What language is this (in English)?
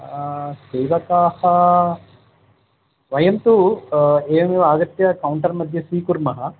Sanskrit